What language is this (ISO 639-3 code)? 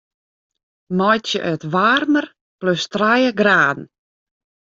fry